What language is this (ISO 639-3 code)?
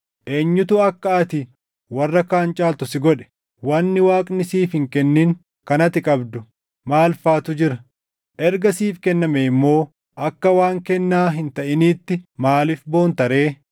orm